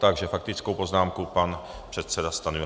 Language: Czech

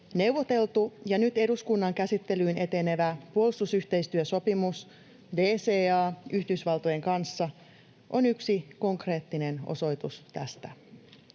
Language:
Finnish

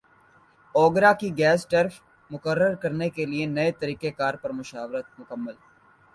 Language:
Urdu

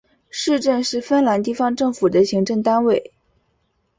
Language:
Chinese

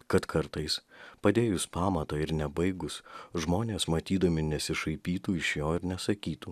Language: Lithuanian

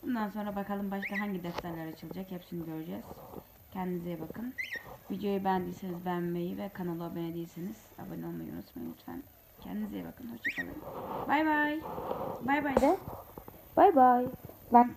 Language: Turkish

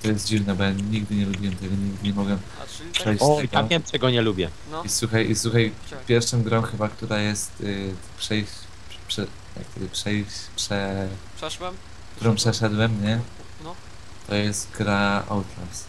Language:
Polish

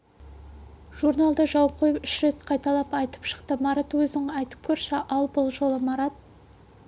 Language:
Kazakh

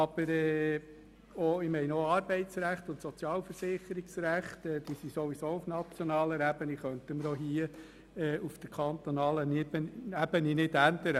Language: Swiss German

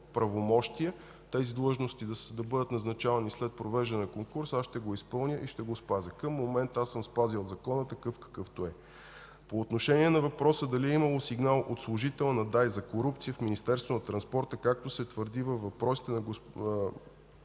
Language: Bulgarian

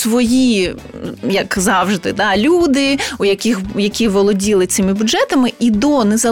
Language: Ukrainian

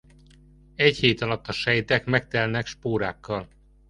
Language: Hungarian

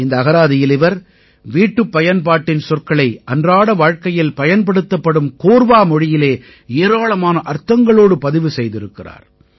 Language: Tamil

